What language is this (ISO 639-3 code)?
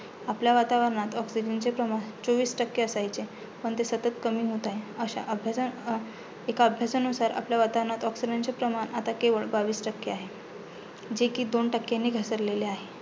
mar